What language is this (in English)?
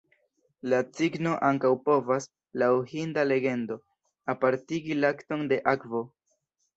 Esperanto